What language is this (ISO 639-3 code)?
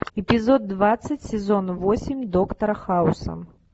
rus